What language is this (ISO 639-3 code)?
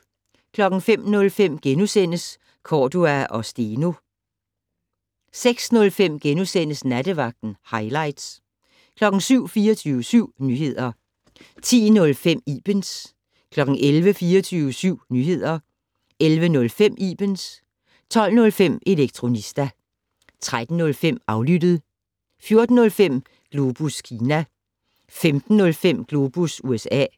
dan